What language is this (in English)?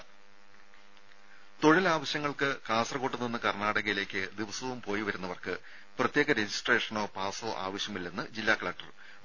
Malayalam